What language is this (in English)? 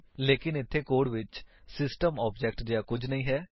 Punjabi